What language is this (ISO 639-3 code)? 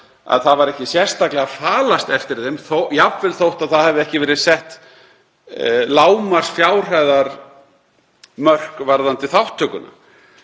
isl